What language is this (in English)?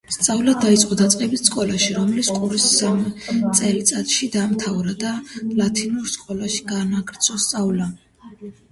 Georgian